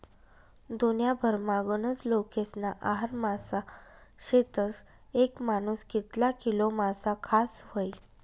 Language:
Marathi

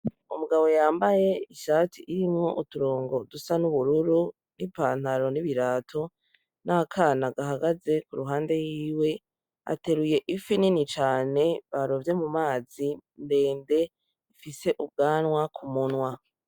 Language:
Rundi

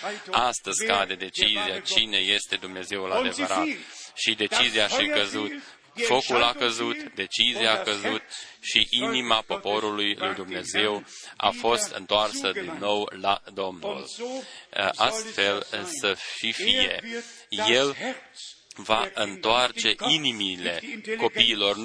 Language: Romanian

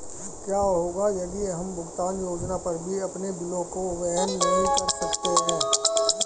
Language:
Hindi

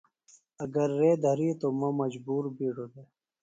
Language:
Phalura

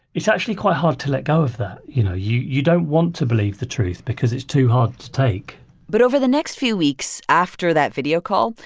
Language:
English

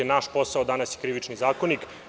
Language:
Serbian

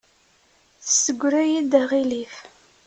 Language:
Kabyle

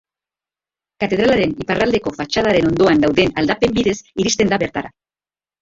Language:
Basque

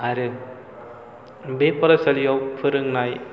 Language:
Bodo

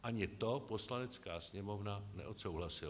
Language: Czech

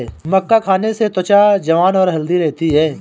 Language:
Hindi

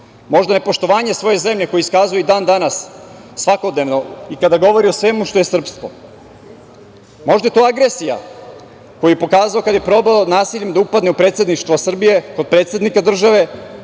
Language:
Serbian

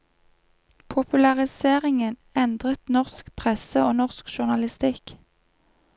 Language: Norwegian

